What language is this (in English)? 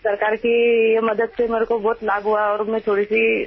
English